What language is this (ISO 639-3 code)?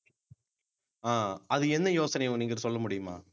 tam